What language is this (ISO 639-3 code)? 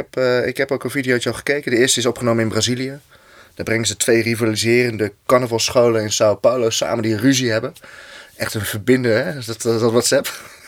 nld